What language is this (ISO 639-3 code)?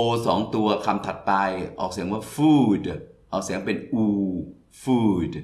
tha